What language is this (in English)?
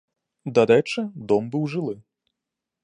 Belarusian